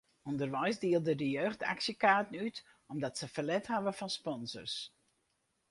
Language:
Western Frisian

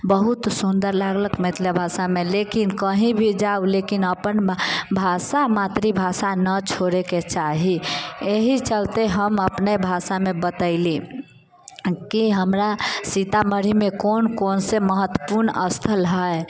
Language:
Maithili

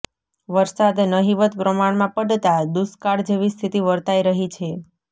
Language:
Gujarati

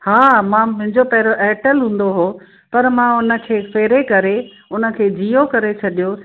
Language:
Sindhi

